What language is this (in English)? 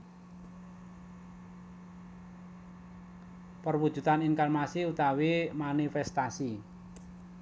Javanese